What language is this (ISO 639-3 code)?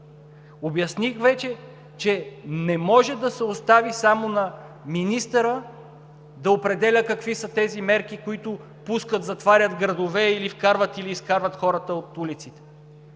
bul